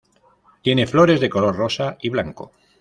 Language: Spanish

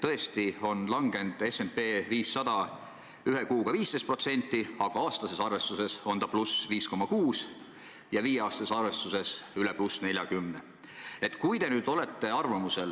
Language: Estonian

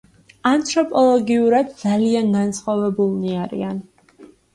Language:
Georgian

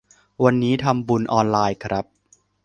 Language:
Thai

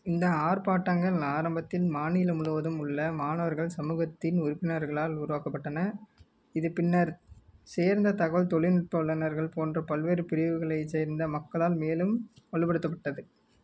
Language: Tamil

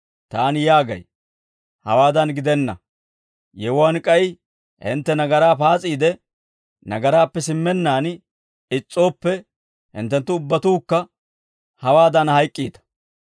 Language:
Dawro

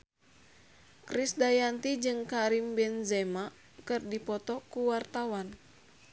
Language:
Sundanese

